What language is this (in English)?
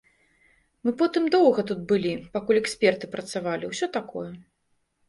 Belarusian